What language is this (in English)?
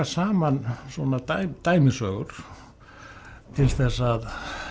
Icelandic